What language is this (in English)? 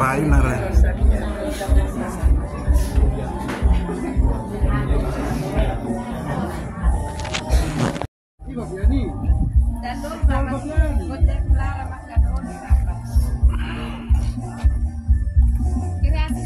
Indonesian